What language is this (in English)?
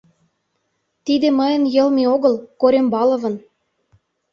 Mari